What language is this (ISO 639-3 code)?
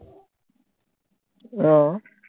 asm